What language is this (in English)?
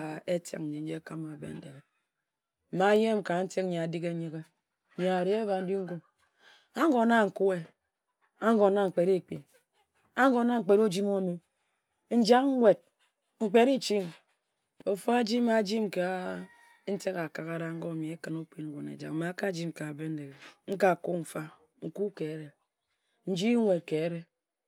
Ejagham